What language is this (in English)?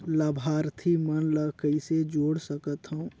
Chhattisgarhi